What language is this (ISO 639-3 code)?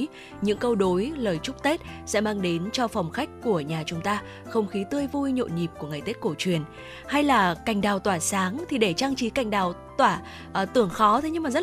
vie